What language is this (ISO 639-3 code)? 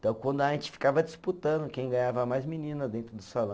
por